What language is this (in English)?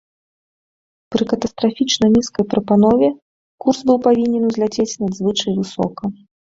Belarusian